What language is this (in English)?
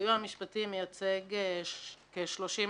Hebrew